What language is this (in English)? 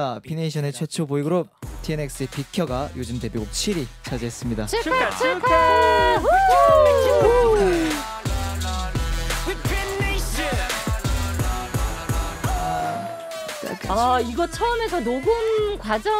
Korean